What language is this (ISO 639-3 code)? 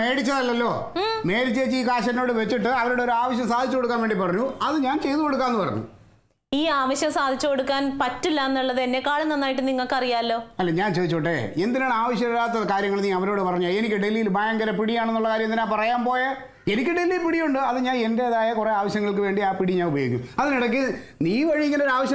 mal